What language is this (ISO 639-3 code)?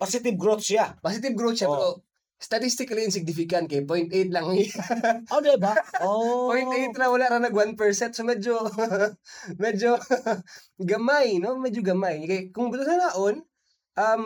fil